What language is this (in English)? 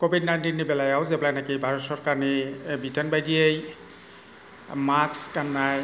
Bodo